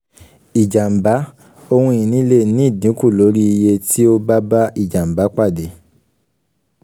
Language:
Yoruba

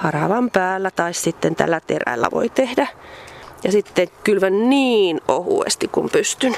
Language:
Finnish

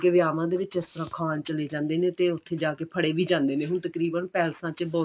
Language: Punjabi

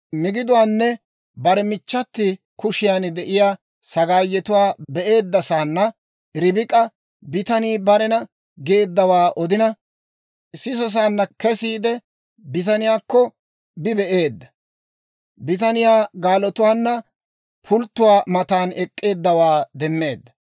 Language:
Dawro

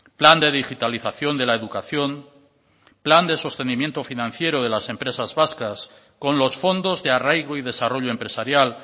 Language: Spanish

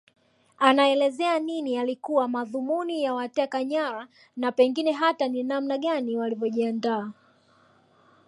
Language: Swahili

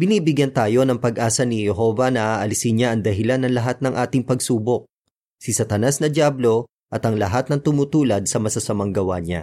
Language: Filipino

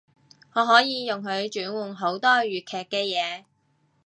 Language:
Cantonese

